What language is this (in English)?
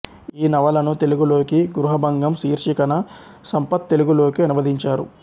Telugu